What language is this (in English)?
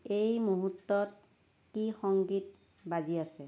Assamese